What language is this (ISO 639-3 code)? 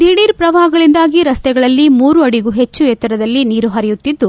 kan